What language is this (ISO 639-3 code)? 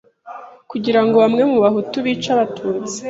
kin